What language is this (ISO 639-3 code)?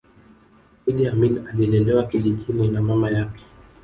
swa